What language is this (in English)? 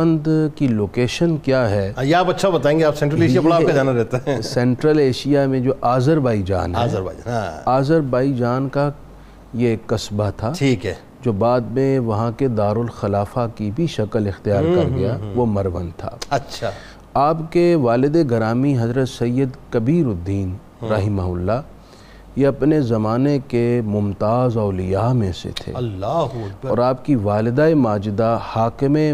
Urdu